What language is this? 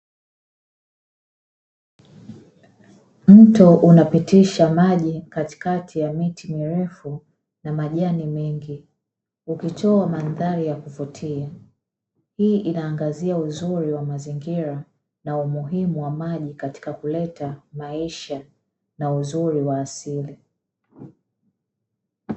Swahili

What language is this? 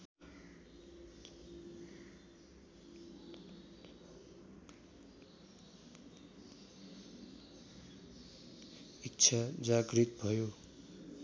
Nepali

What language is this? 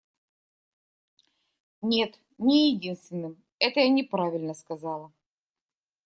Russian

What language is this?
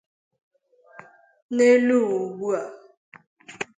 Igbo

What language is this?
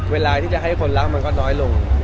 Thai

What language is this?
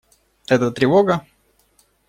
Russian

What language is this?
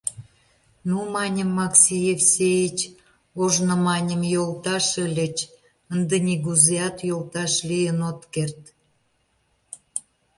Mari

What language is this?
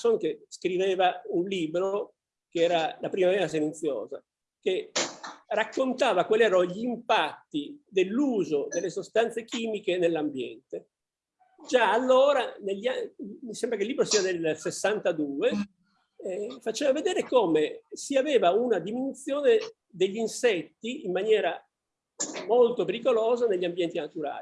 Italian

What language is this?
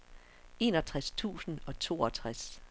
Danish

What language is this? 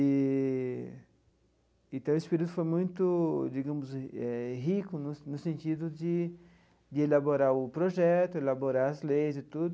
Portuguese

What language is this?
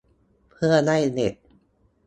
Thai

